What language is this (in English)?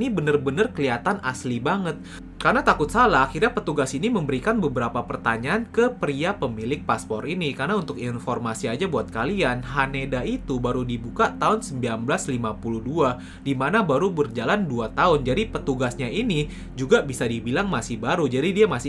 Indonesian